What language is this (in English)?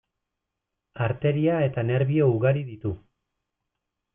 Basque